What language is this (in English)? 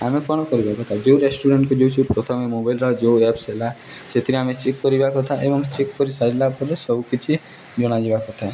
Odia